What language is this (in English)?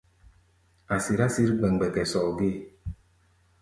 Gbaya